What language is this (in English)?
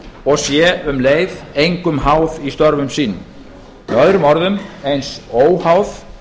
Icelandic